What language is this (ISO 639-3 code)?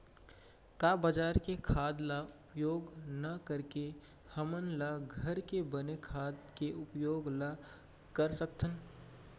hne